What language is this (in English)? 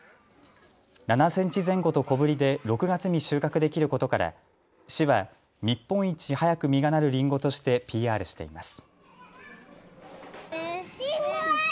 Japanese